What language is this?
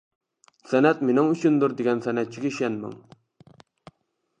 Uyghur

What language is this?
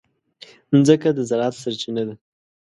Pashto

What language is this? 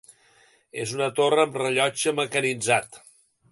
Catalan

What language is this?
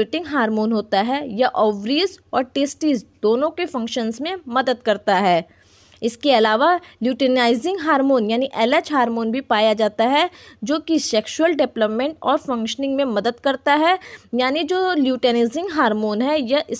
Hindi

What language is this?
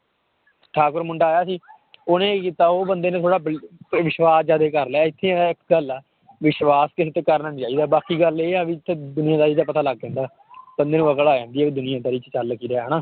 Punjabi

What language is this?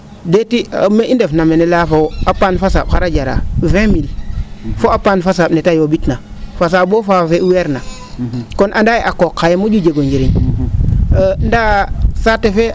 Serer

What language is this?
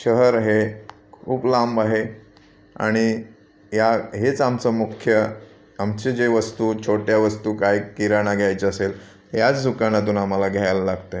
Marathi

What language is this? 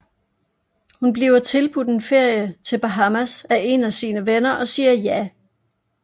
Danish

